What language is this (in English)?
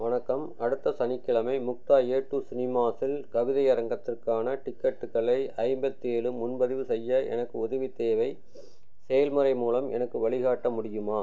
Tamil